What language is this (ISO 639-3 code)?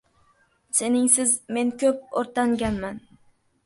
uzb